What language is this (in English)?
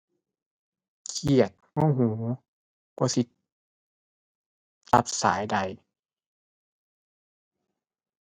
Thai